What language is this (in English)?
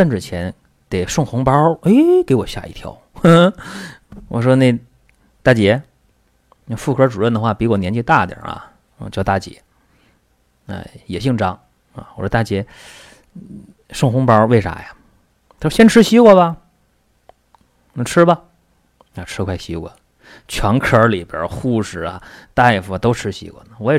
Chinese